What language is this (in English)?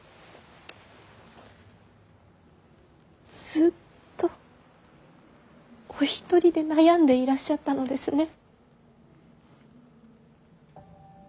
Japanese